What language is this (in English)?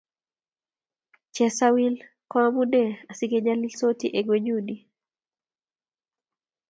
Kalenjin